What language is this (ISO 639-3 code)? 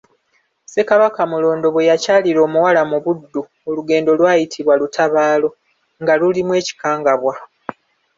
lug